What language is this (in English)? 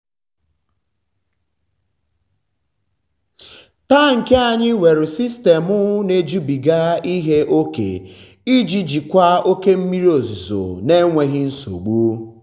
Igbo